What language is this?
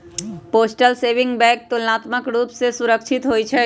Magahi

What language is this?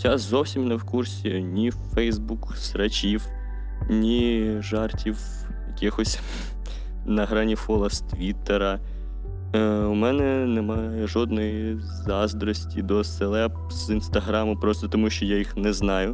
Ukrainian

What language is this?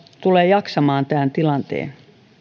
Finnish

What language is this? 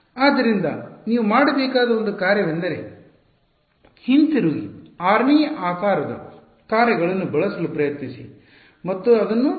Kannada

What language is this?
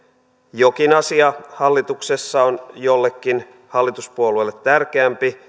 Finnish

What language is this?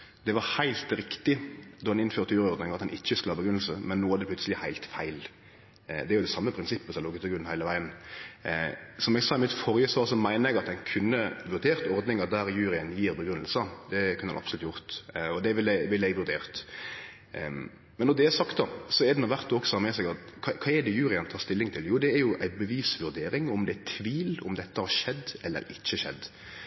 Norwegian Nynorsk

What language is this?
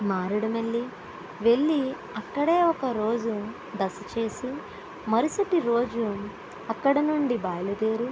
Telugu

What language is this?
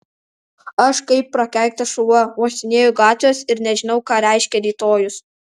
Lithuanian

